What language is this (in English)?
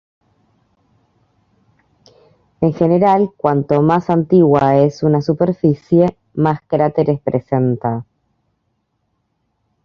Spanish